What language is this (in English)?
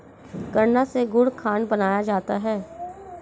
Hindi